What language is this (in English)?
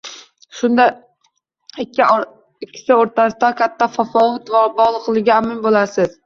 Uzbek